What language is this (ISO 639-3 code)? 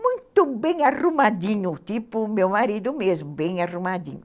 por